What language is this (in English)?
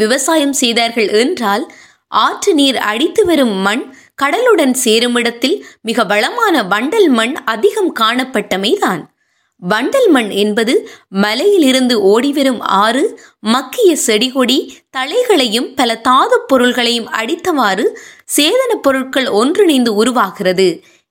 Tamil